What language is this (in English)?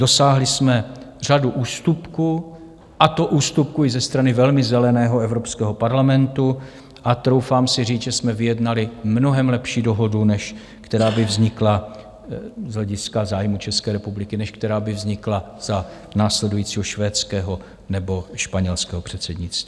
Czech